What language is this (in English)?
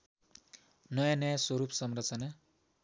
Nepali